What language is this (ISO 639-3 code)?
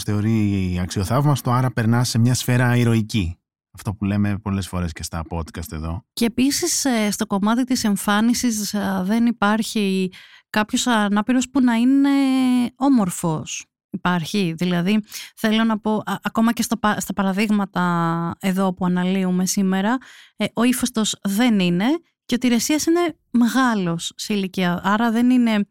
ell